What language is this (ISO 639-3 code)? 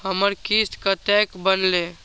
mai